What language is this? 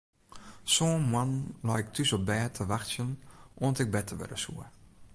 Western Frisian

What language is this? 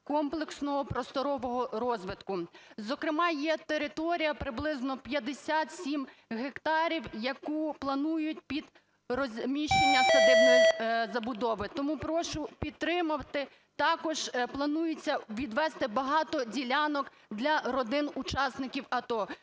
Ukrainian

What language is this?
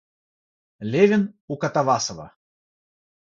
Russian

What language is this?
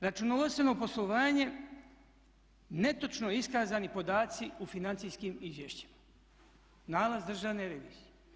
Croatian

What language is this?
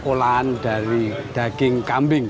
Indonesian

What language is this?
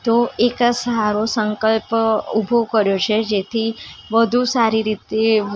Gujarati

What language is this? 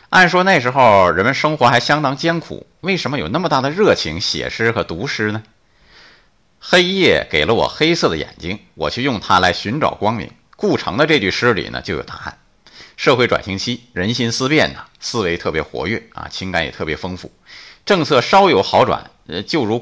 Chinese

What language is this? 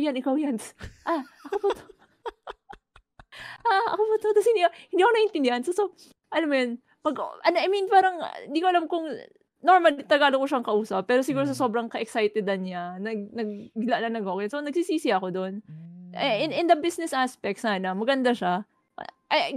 Filipino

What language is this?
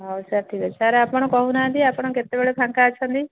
Odia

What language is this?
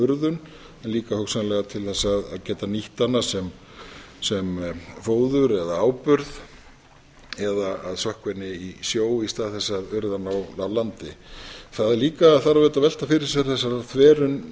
Icelandic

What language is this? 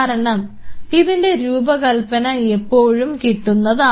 Malayalam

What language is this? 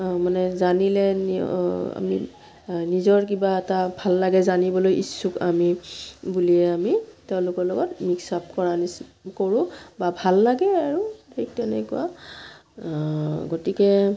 Assamese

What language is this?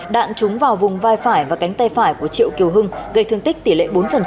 Vietnamese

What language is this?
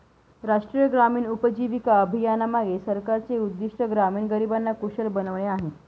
Marathi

